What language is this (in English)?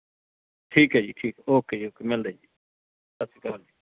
Punjabi